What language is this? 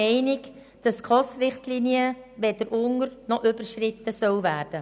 Swiss German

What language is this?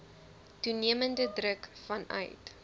Afrikaans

